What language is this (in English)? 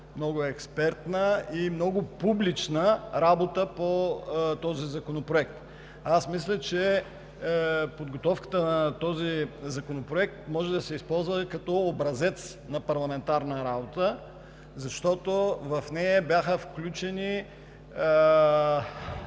Bulgarian